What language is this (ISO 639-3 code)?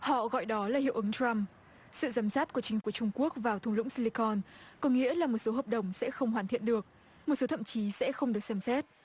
vie